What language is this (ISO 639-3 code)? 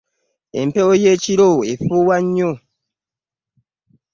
lug